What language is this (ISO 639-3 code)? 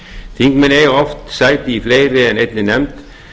isl